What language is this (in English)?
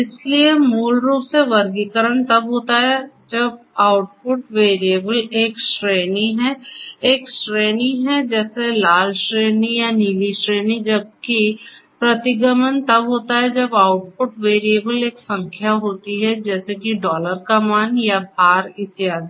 Hindi